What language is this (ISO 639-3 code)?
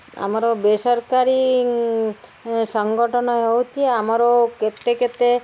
ori